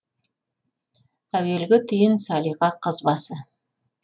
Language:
Kazakh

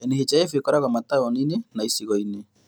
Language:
Kikuyu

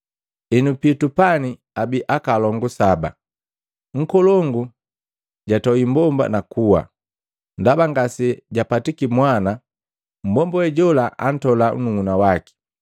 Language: Matengo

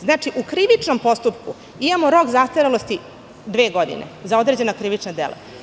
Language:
Serbian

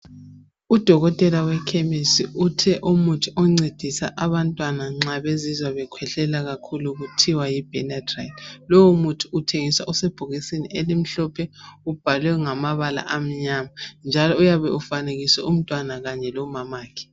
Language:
North Ndebele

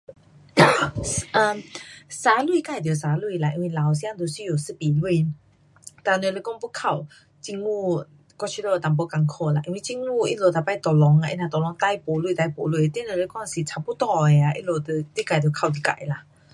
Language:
Pu-Xian Chinese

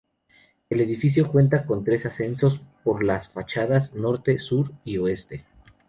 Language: Spanish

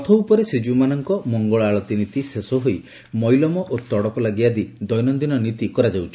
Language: Odia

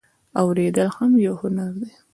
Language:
Pashto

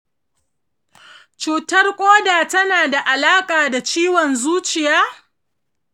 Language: Hausa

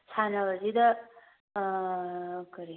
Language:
Manipuri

